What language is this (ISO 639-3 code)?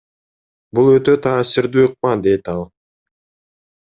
kir